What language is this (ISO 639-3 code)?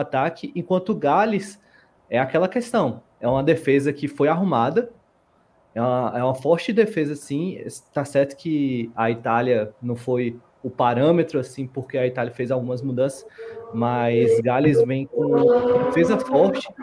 por